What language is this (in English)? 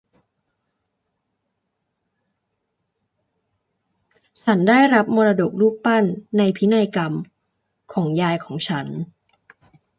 Thai